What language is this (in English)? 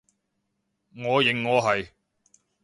Cantonese